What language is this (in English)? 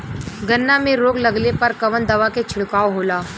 Bhojpuri